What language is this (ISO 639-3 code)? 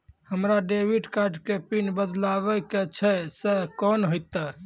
mai